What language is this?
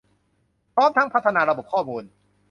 Thai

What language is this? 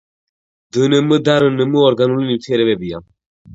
Georgian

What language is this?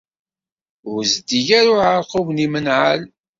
Kabyle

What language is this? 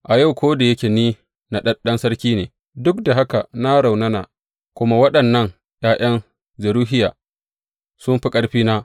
Hausa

